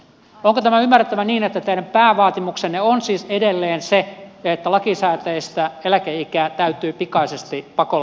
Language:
Finnish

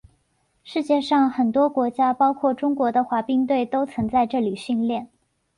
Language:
Chinese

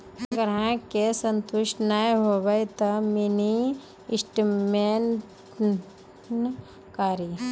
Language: Maithili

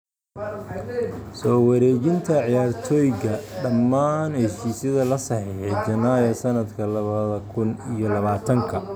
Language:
Somali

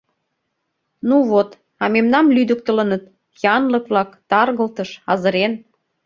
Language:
Mari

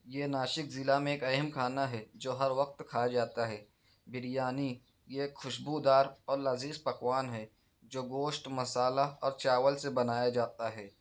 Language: Urdu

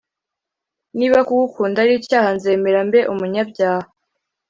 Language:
Kinyarwanda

